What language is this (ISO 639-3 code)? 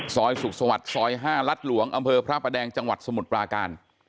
tha